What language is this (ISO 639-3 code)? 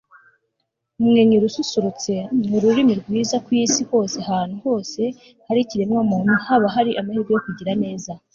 kin